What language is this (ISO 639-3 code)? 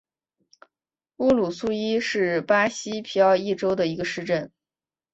zho